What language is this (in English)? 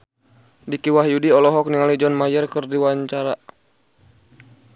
Sundanese